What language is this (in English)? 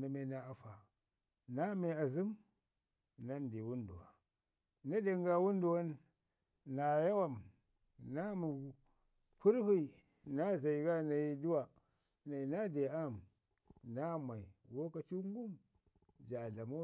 Ngizim